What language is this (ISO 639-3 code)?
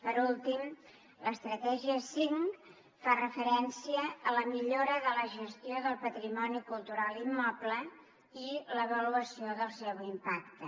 cat